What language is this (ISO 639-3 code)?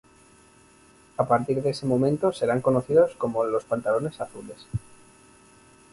spa